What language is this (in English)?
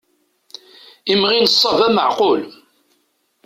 Kabyle